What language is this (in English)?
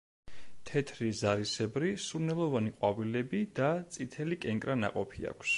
Georgian